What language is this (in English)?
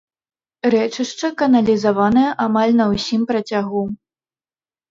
Belarusian